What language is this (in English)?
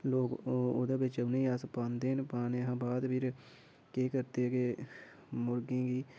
Dogri